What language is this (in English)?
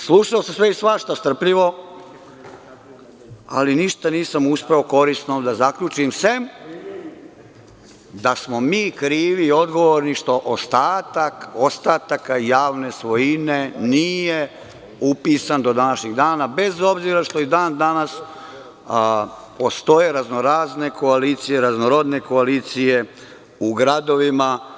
Serbian